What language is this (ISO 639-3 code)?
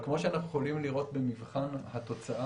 heb